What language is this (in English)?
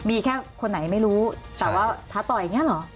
Thai